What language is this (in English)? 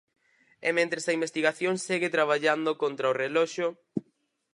Galician